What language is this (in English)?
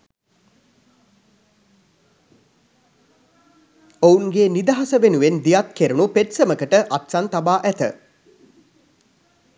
Sinhala